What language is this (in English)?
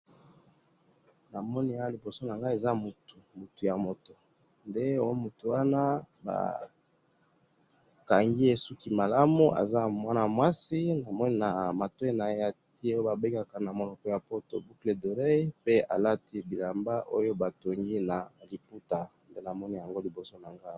Lingala